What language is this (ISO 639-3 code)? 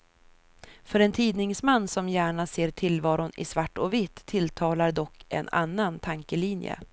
swe